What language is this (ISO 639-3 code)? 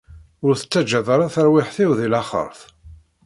kab